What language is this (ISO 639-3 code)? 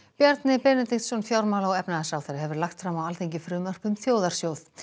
isl